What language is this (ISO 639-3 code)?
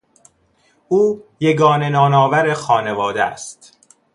fas